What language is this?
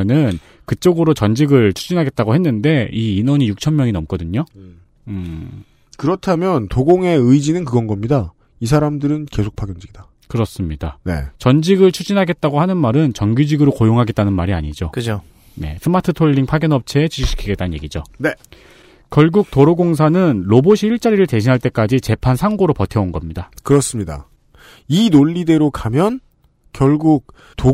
Korean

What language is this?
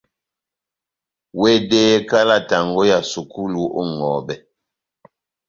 Batanga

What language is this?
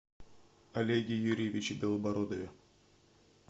Russian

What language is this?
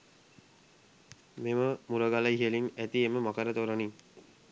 Sinhala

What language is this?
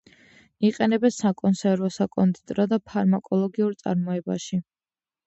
Georgian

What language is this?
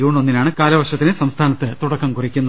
Malayalam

